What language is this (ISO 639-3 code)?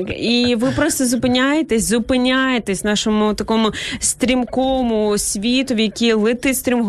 ukr